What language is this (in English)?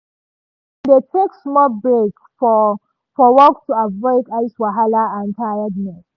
Nigerian Pidgin